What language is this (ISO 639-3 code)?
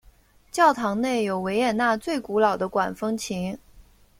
zho